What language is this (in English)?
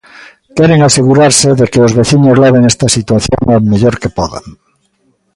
Galician